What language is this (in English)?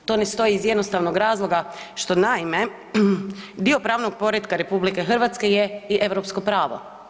Croatian